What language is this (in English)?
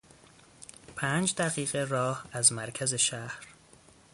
Persian